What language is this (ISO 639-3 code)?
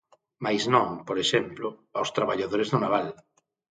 glg